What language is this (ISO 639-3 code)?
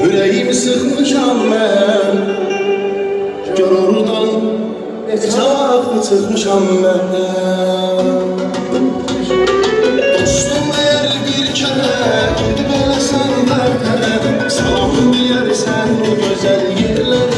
ara